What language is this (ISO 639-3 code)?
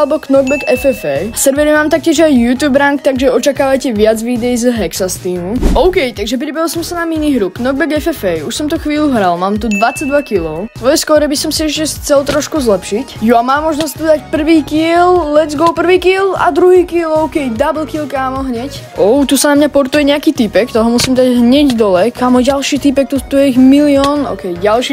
slk